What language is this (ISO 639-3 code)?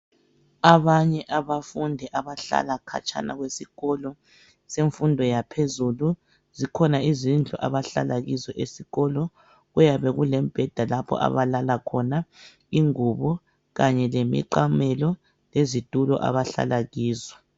nde